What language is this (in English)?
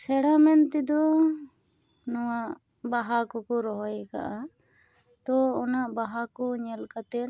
Santali